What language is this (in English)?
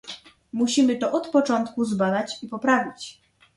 Polish